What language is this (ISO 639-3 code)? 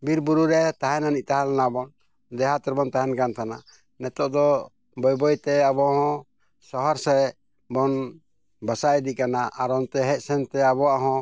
sat